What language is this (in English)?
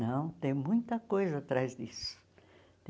Portuguese